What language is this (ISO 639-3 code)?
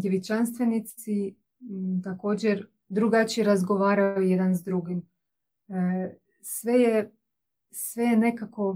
hrv